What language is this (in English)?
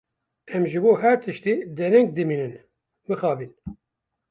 Kurdish